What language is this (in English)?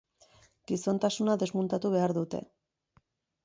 Basque